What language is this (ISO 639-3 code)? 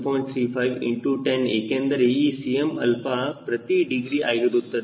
kan